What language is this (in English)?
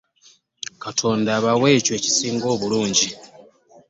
Ganda